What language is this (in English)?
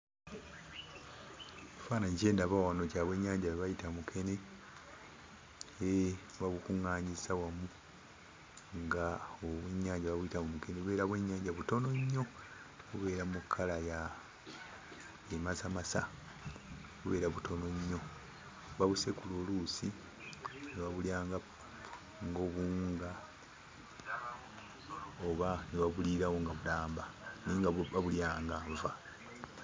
Ganda